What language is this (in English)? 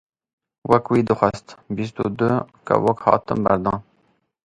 Kurdish